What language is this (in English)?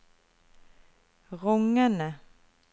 Norwegian